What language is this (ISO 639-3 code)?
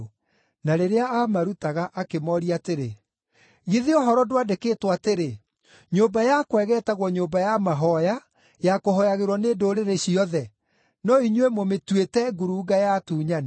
kik